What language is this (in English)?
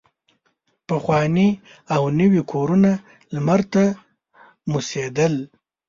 Pashto